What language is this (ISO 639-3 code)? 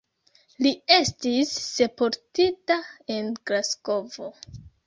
epo